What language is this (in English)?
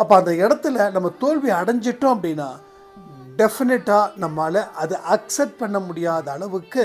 Tamil